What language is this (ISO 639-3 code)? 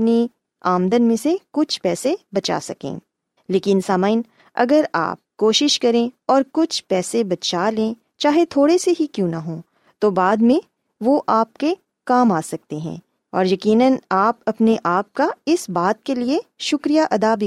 urd